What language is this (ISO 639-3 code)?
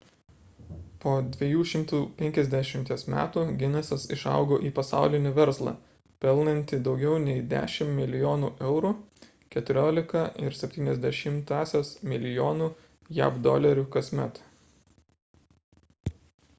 lit